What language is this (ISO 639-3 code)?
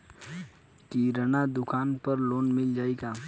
bho